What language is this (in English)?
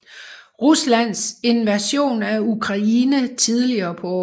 Danish